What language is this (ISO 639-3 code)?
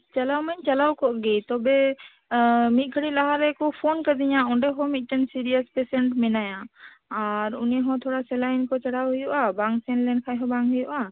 sat